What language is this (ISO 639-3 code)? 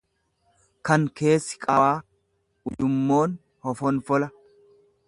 orm